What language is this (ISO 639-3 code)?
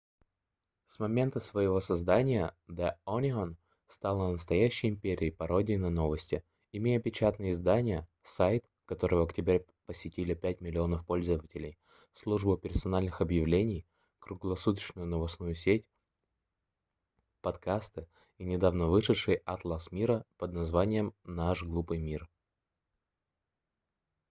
rus